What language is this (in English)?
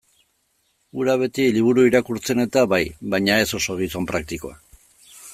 Basque